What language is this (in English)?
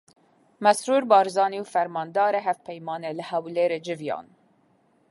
Kurdish